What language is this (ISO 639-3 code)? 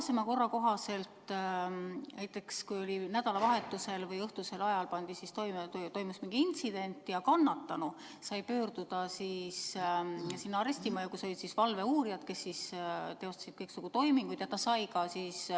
est